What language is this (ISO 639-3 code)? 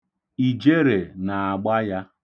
ibo